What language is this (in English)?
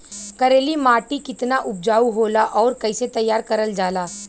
Bhojpuri